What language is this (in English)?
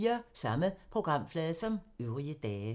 Danish